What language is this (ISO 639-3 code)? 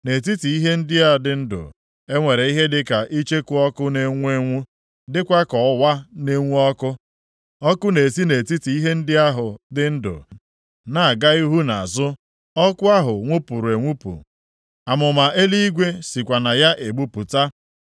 ibo